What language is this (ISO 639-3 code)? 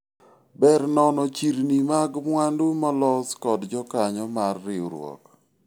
luo